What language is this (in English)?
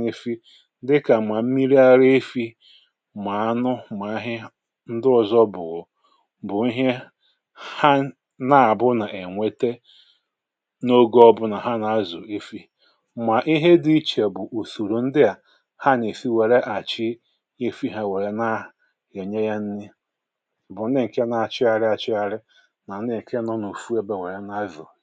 Igbo